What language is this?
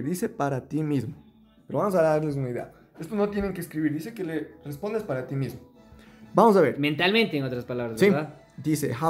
Spanish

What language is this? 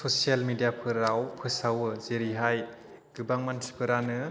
Bodo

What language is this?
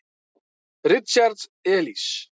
Icelandic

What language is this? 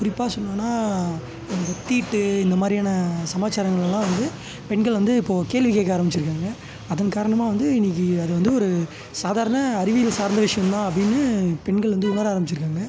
Tamil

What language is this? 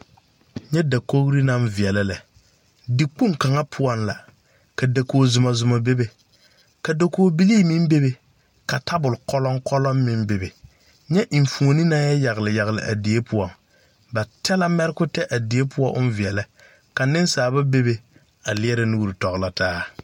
Southern Dagaare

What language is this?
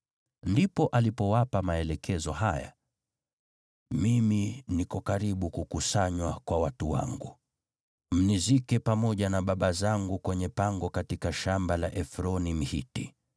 Swahili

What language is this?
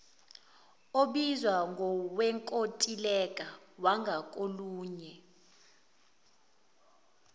Zulu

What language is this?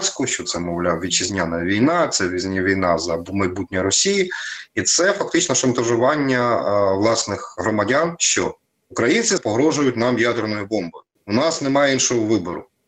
Ukrainian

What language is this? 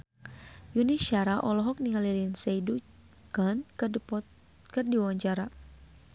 Sundanese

